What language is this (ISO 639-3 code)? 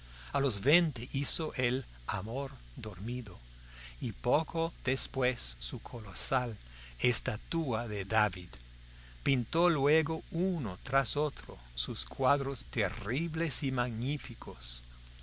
spa